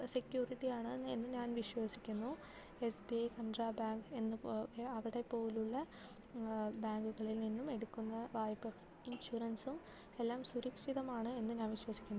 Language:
Malayalam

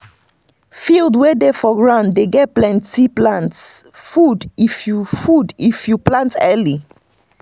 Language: Nigerian Pidgin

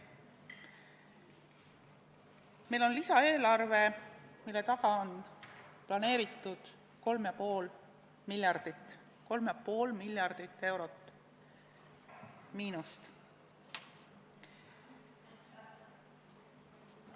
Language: Estonian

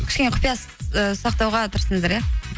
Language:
Kazakh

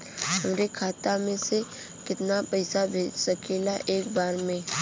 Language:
Bhojpuri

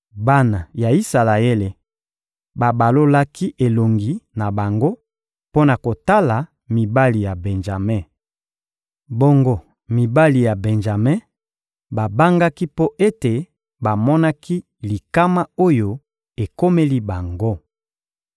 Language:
Lingala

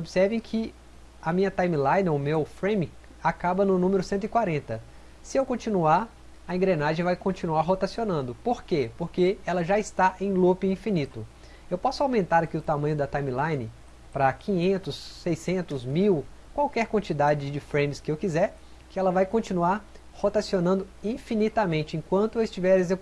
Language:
Portuguese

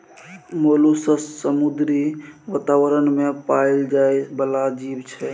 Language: Maithili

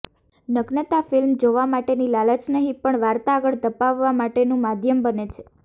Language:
Gujarati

